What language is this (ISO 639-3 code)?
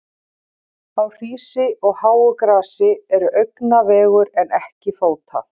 isl